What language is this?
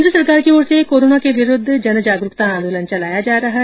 Hindi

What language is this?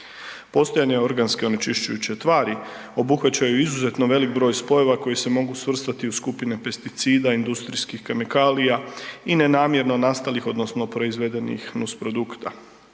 Croatian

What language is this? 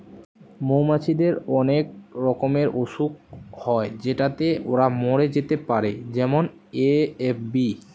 Bangla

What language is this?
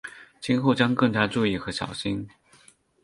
Chinese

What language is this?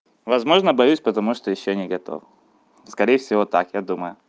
Russian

